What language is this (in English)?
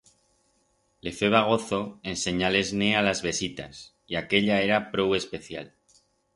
Aragonese